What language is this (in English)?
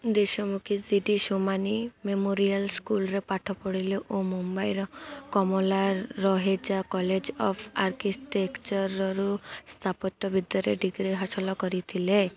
Odia